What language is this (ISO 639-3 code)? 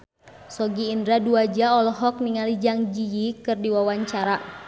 sun